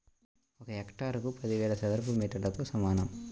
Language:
Telugu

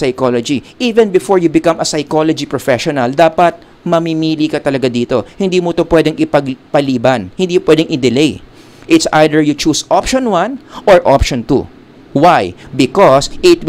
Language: Filipino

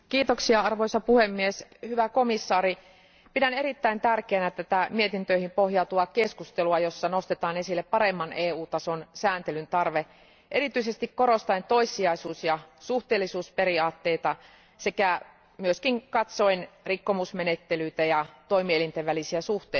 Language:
Finnish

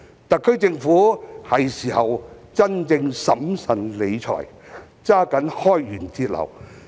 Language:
Cantonese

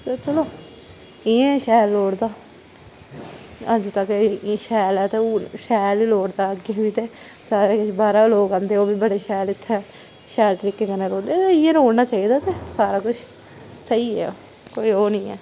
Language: Dogri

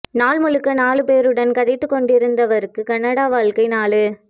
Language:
Tamil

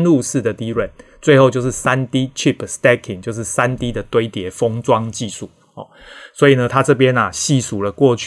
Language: Chinese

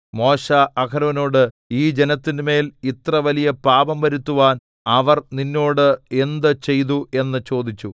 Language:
Malayalam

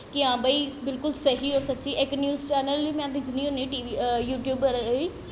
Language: Dogri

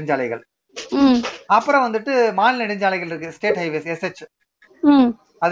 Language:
Tamil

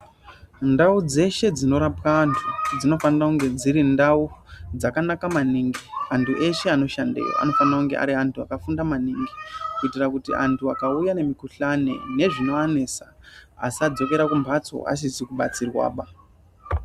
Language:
Ndau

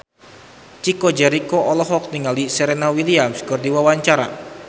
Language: Sundanese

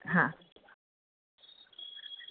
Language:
Gujarati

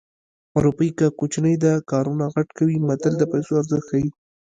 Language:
Pashto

